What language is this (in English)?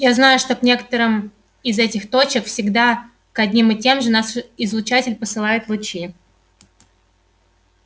Russian